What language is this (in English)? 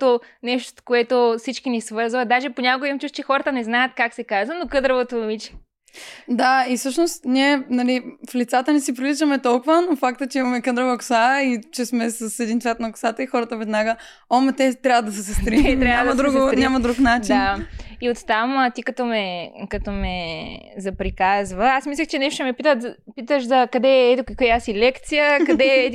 Bulgarian